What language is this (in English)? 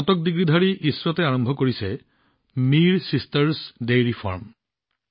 Assamese